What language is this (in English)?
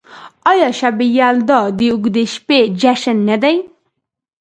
Pashto